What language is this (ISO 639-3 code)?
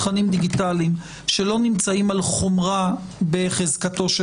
heb